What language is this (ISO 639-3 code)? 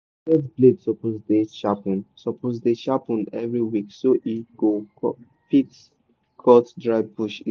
pcm